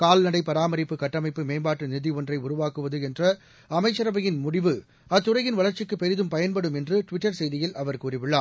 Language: Tamil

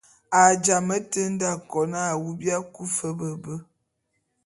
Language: Bulu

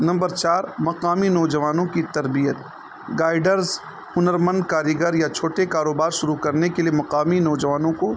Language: Urdu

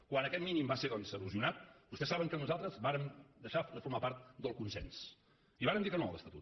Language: Catalan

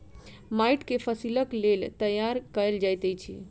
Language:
Maithili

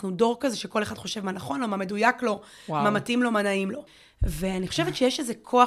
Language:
Hebrew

